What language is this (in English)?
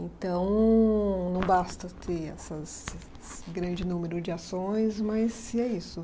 Portuguese